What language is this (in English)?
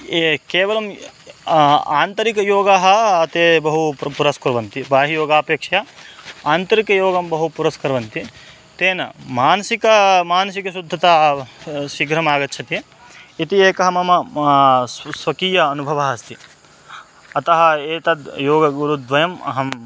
Sanskrit